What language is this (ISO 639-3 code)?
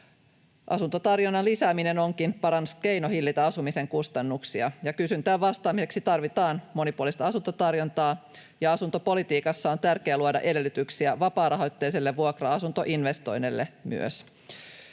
fin